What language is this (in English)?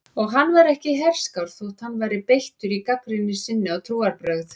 Icelandic